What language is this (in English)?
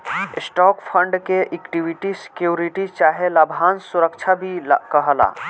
Bhojpuri